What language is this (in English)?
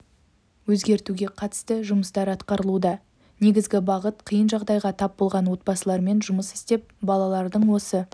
Kazakh